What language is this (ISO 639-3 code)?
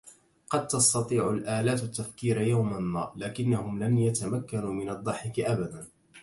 ara